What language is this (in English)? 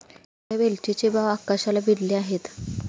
Marathi